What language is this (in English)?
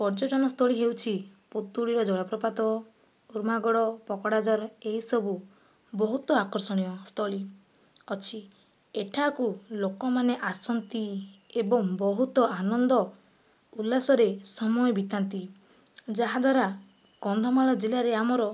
Odia